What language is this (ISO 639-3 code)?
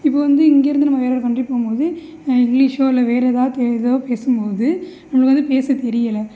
tam